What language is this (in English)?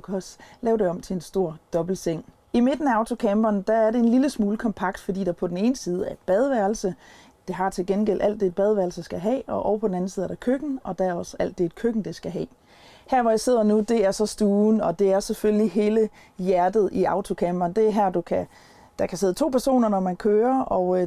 Danish